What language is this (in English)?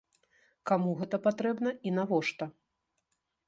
Belarusian